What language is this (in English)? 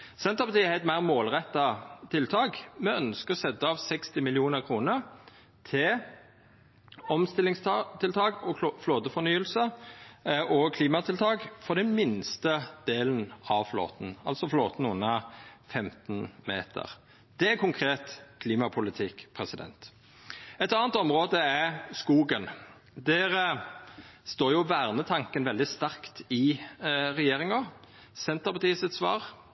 Norwegian Nynorsk